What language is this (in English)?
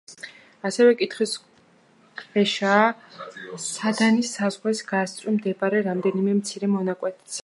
Georgian